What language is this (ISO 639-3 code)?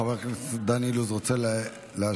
heb